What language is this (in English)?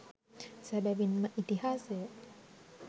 Sinhala